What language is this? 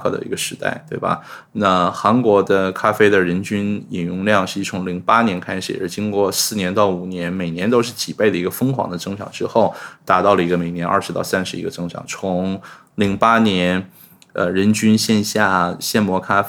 Chinese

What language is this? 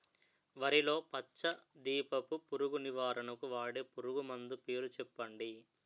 Telugu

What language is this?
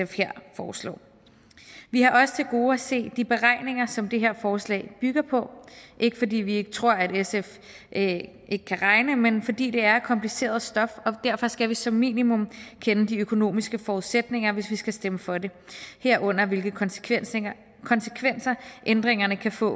Danish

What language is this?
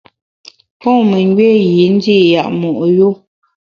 Bamun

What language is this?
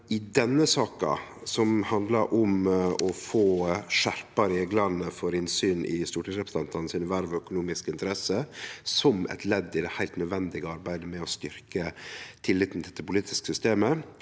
Norwegian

